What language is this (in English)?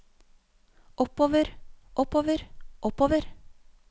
Norwegian